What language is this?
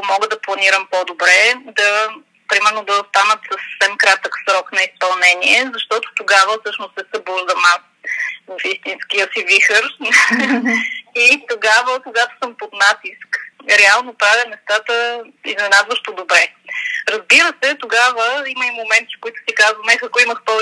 Bulgarian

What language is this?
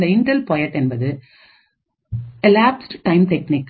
Tamil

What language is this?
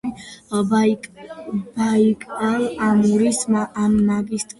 Georgian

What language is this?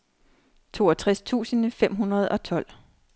Danish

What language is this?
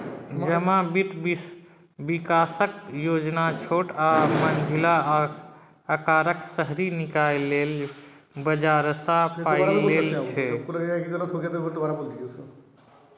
Maithili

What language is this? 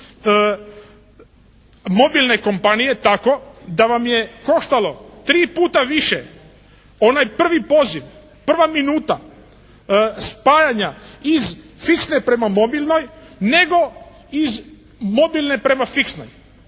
Croatian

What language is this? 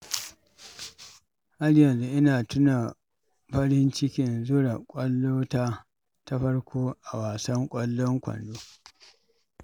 Hausa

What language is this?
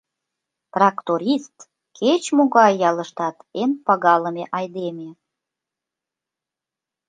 Mari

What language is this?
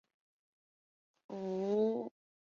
Chinese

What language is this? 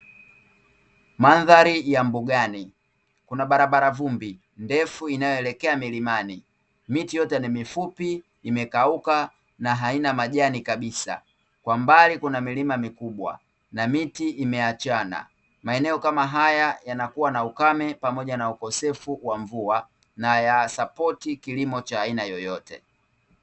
Swahili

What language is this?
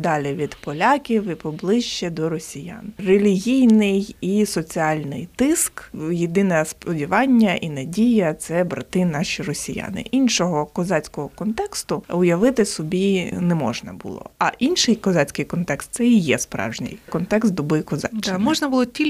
Ukrainian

